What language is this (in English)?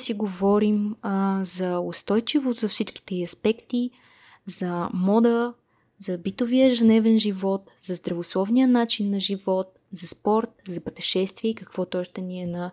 Bulgarian